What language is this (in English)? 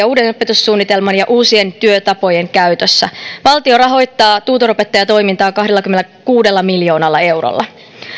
Finnish